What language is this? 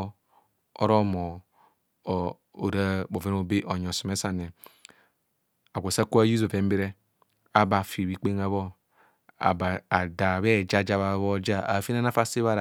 Kohumono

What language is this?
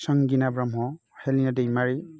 Bodo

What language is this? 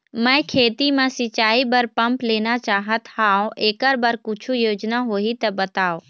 Chhattisgarhi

